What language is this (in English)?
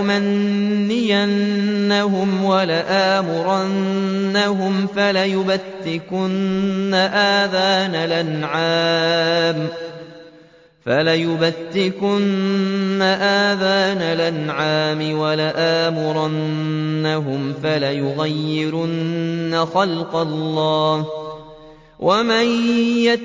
Arabic